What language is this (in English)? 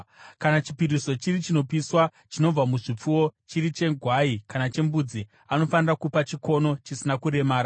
Shona